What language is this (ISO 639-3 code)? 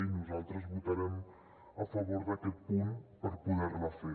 cat